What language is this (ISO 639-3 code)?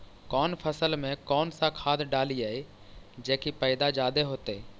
mag